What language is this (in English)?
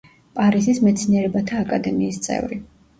Georgian